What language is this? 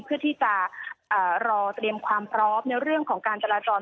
Thai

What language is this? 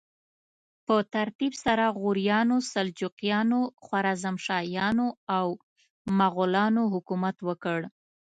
Pashto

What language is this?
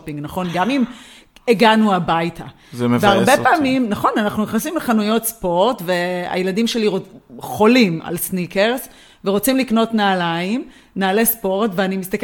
Hebrew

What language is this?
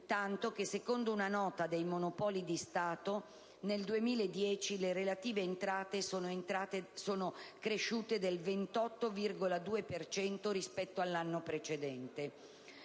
Italian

